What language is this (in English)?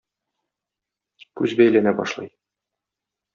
Tatar